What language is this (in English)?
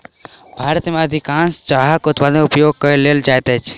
Maithili